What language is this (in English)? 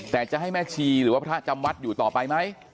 Thai